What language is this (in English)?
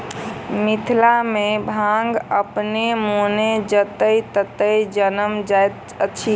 Maithili